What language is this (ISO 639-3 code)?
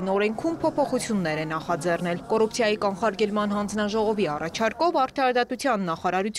ron